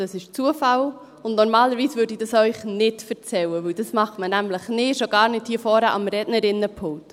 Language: Swiss German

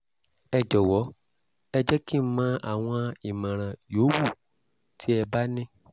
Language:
Yoruba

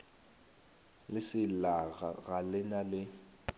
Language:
Northern Sotho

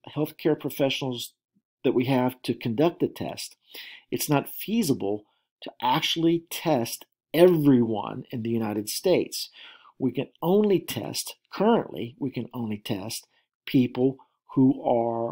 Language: English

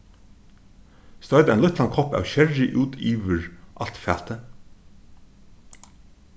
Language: Faroese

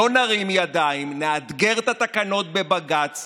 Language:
Hebrew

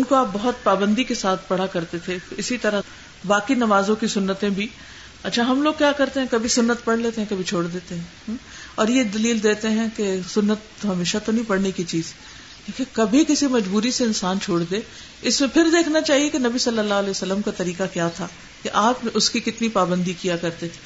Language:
Urdu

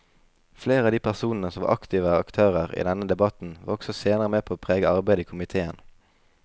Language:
Norwegian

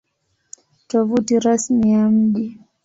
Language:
Swahili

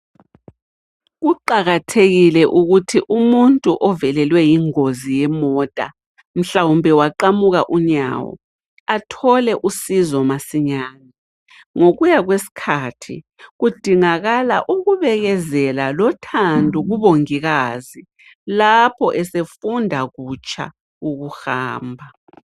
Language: North Ndebele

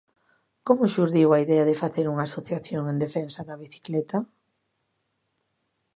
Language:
Galician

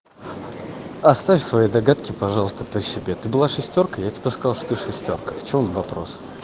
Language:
Russian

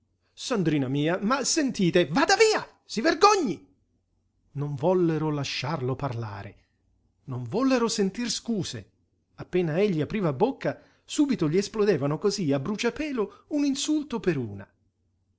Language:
Italian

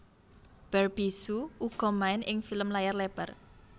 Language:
Javanese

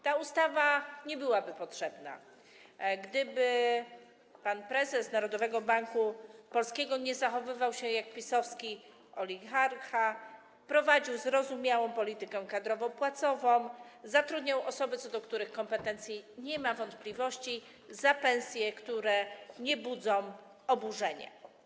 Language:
Polish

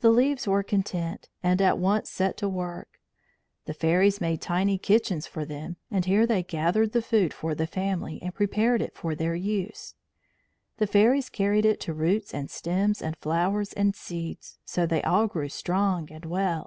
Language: English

